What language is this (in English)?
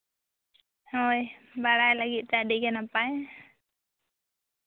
Santali